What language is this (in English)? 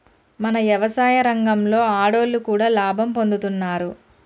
Telugu